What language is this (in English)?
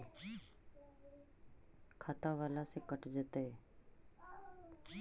Magahi